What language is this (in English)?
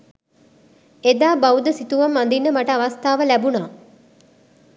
Sinhala